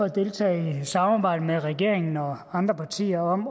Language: Danish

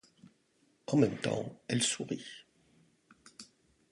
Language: French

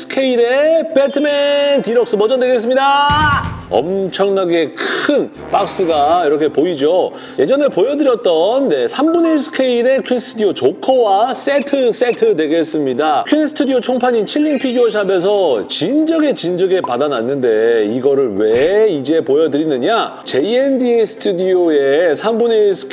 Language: Korean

